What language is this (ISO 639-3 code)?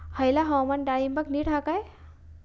mar